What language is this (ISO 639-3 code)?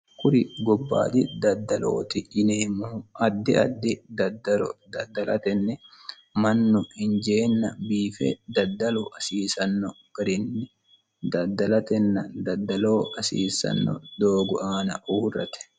sid